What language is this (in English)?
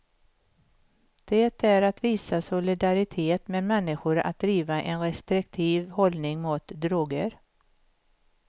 Swedish